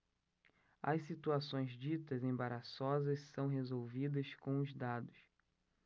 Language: Portuguese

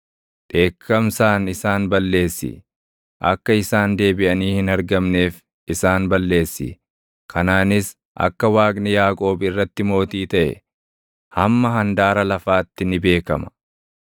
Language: Oromo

